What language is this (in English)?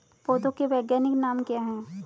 Hindi